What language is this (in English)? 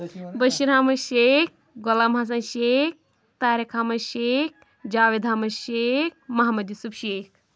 Kashmiri